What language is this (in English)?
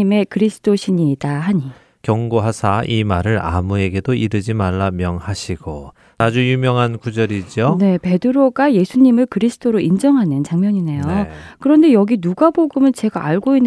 Korean